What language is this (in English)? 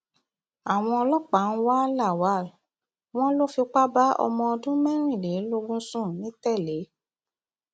Yoruba